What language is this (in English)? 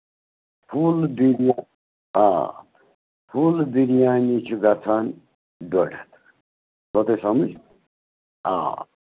Kashmiri